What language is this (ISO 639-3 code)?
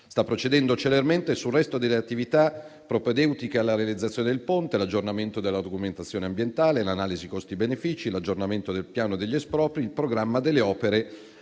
ita